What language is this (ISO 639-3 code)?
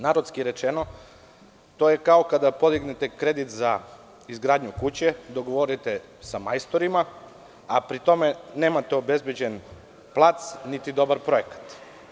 srp